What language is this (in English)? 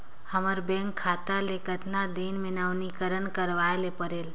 Chhattisgarhi